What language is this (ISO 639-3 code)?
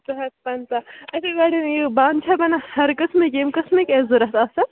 kas